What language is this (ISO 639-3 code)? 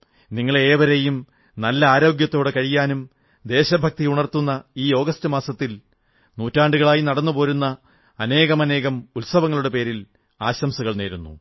mal